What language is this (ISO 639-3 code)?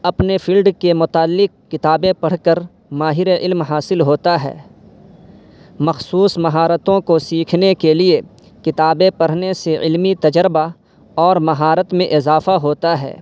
urd